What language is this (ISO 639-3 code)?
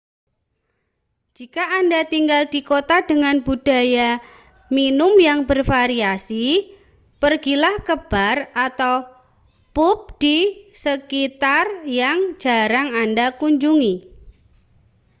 ind